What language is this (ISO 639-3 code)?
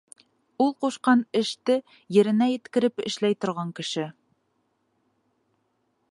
bak